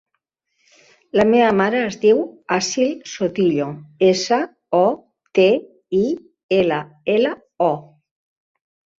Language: Catalan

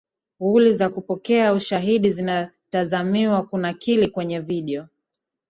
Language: Swahili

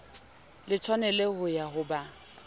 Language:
Southern Sotho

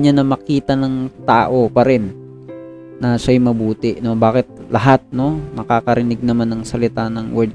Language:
Filipino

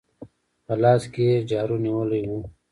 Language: Pashto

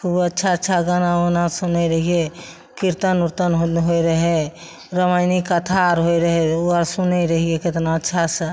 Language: Maithili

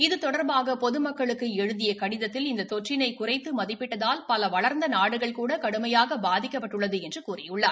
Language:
Tamil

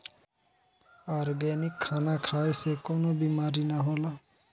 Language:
Bhojpuri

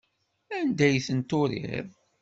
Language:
Kabyle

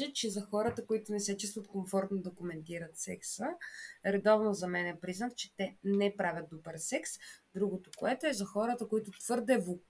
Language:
Bulgarian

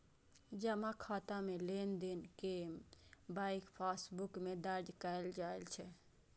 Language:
Maithili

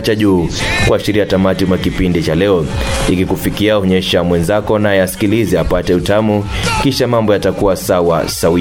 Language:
Swahili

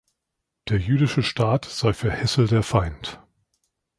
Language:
German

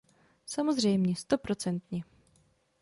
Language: Czech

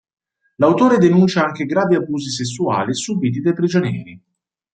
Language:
Italian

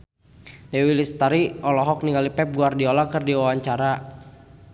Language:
Sundanese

